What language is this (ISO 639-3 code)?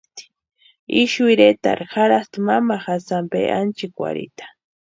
pua